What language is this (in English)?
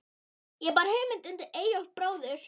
Icelandic